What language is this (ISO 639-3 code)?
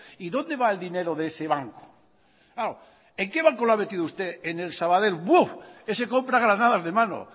spa